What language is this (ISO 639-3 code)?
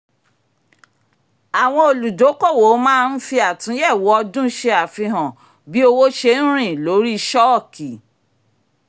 yor